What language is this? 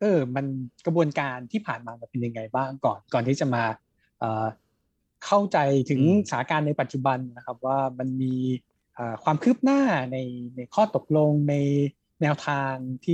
Thai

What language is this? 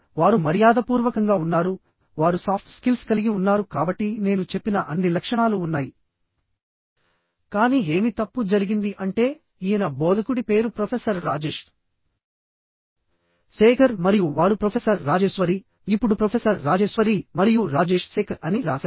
Telugu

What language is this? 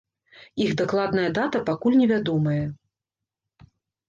Belarusian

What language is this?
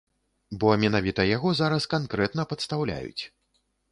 Belarusian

